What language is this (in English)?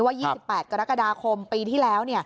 Thai